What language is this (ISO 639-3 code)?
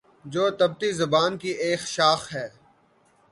urd